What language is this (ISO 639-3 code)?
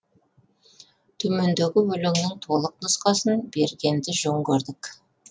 kaz